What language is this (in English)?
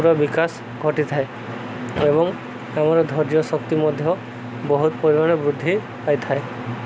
Odia